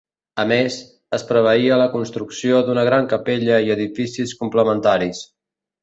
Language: Catalan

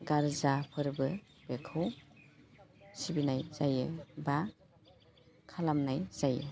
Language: Bodo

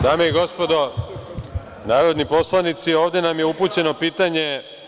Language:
Serbian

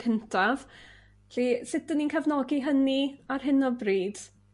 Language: Welsh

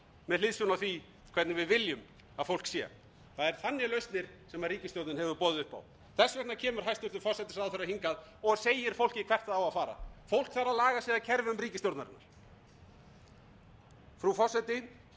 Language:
Icelandic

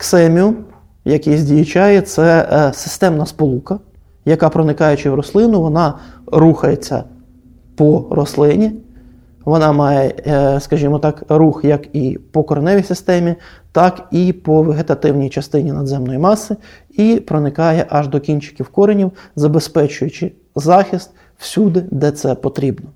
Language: Ukrainian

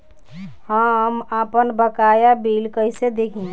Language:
Bhojpuri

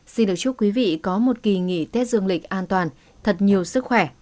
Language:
Vietnamese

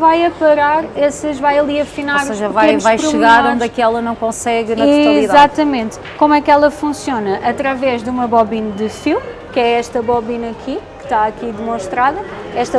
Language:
Portuguese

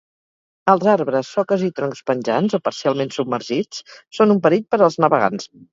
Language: Catalan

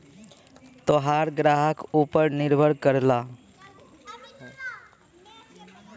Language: Bhojpuri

